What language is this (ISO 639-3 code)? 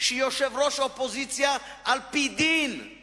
heb